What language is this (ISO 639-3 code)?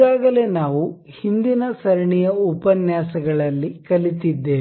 kan